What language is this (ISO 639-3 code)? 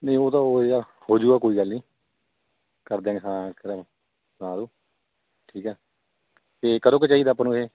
pan